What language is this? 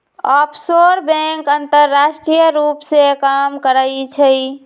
Magahi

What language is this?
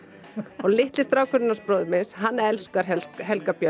Icelandic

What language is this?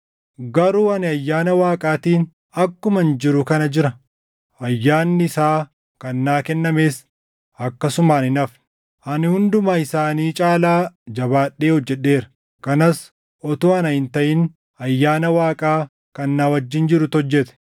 Oromo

